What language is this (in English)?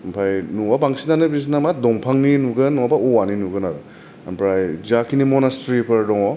Bodo